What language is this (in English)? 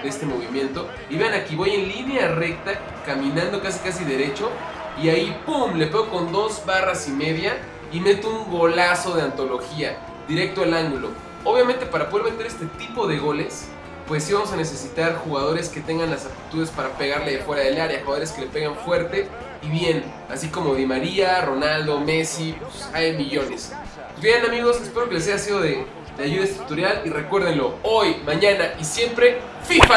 Spanish